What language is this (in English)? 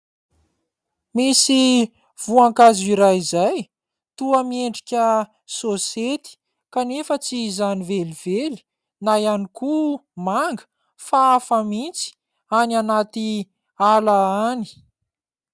Malagasy